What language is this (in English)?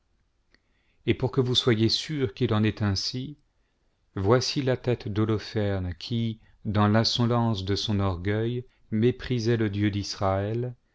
French